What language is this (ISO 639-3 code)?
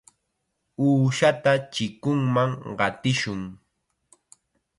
qxa